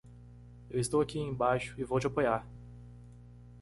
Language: Portuguese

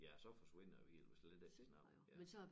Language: Danish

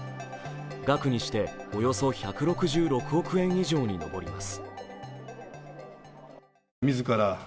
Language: Japanese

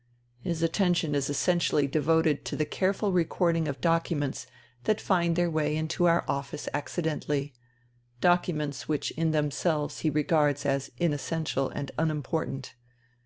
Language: English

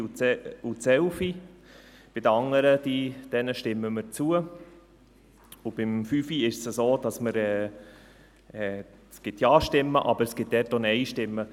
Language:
Swiss German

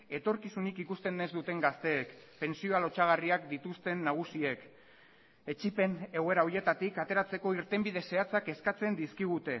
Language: Basque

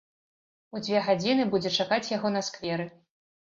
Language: Belarusian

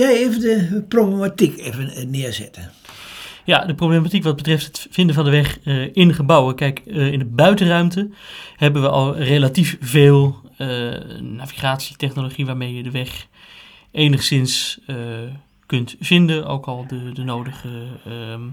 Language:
Dutch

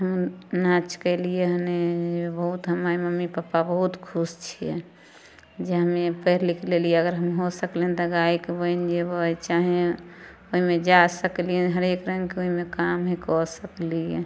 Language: Maithili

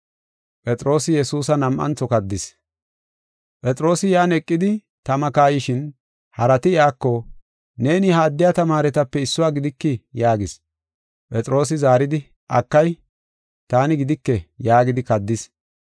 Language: Gofa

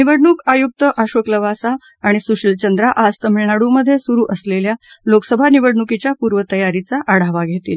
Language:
Marathi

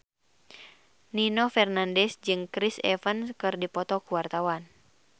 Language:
Sundanese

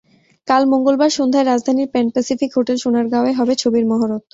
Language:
Bangla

